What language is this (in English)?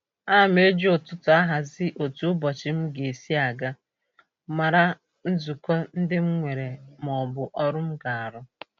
Igbo